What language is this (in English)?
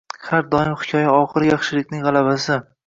Uzbek